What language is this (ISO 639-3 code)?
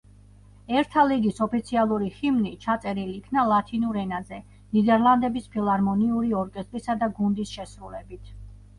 kat